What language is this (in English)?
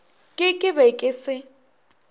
Northern Sotho